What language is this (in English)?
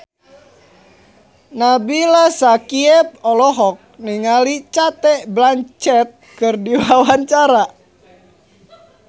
Sundanese